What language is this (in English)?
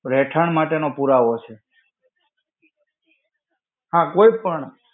Gujarati